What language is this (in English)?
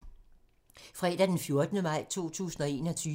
Danish